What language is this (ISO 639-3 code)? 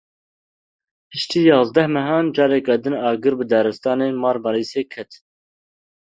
kur